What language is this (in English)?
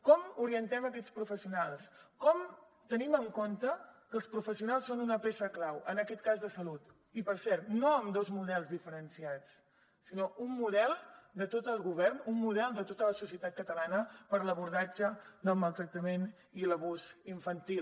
Catalan